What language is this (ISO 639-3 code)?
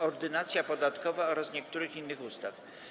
pol